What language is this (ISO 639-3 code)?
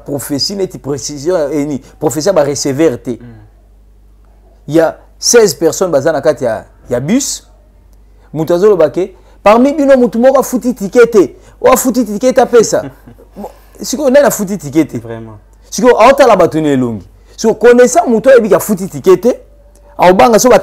fra